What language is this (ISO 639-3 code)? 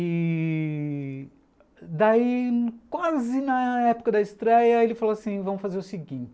por